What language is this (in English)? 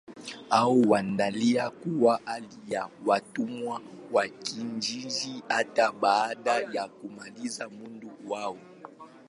Swahili